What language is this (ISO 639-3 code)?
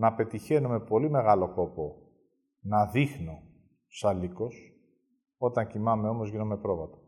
ell